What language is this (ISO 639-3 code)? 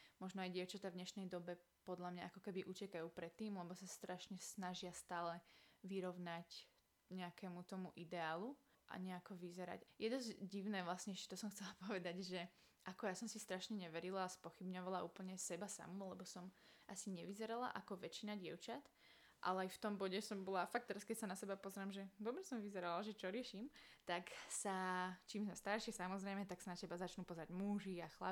slk